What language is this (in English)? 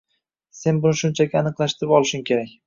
Uzbek